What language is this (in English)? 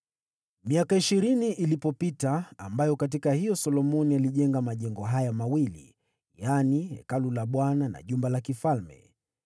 Swahili